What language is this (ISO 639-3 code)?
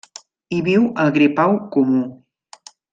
cat